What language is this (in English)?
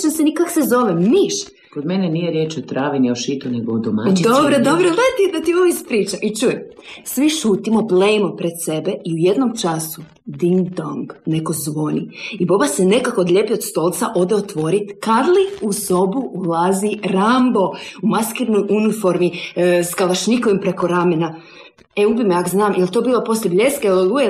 Croatian